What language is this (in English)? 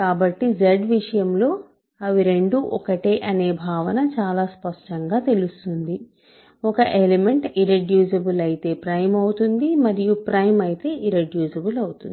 Telugu